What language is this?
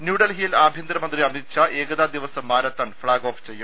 Malayalam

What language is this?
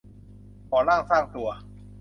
Thai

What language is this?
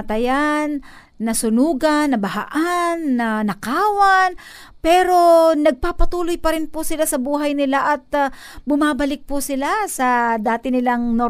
Filipino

